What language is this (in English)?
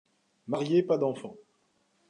French